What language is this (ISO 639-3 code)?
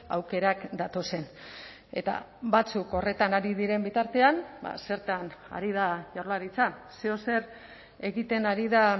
eus